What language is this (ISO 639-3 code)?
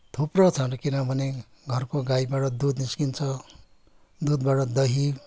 nep